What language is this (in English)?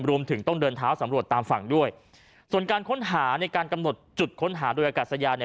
Thai